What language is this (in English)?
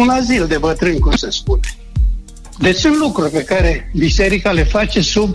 Romanian